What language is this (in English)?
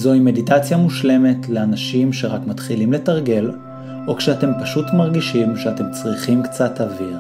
Hebrew